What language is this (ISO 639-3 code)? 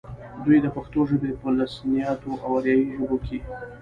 pus